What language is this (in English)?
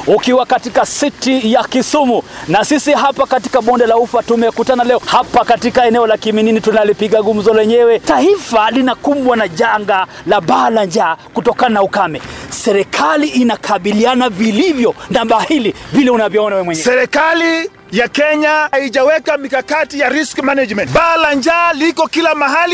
Swahili